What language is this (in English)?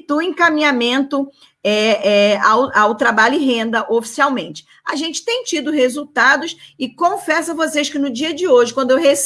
Portuguese